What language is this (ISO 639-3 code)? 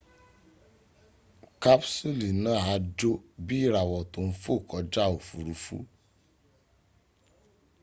yor